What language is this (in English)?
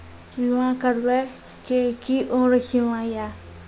Maithili